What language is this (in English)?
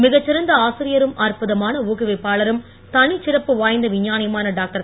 Tamil